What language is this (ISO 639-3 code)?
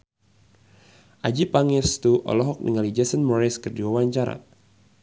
sun